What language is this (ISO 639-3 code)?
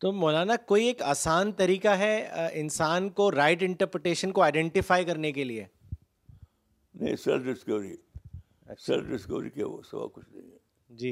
urd